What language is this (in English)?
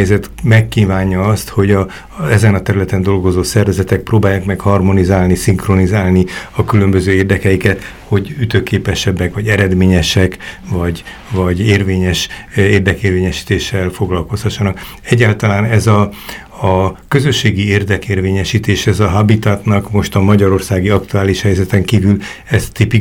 Hungarian